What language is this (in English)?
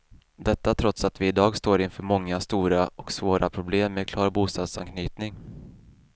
Swedish